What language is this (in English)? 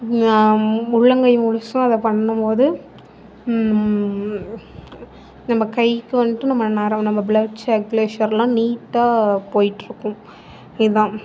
Tamil